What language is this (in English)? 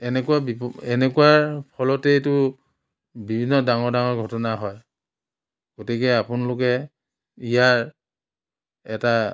Assamese